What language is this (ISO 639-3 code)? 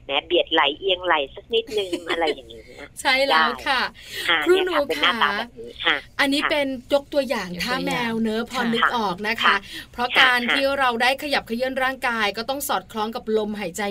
tha